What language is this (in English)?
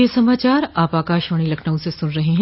Hindi